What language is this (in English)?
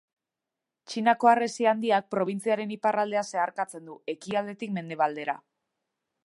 Basque